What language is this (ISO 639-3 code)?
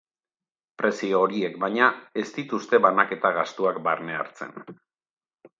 eus